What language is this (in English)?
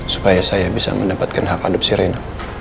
Indonesian